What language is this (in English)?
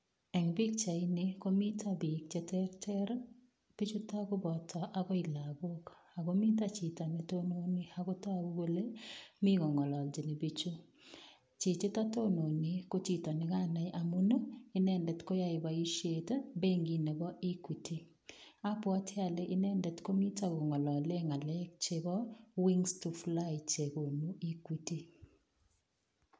Kalenjin